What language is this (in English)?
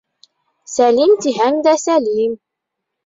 Bashkir